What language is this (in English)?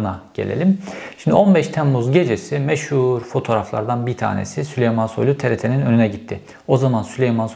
Turkish